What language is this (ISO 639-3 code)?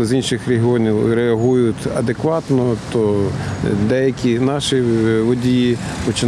ukr